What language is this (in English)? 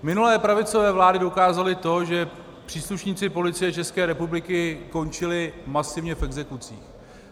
Czech